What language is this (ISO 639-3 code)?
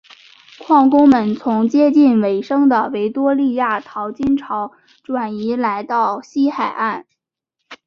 zho